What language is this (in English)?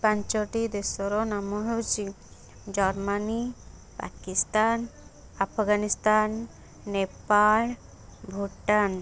Odia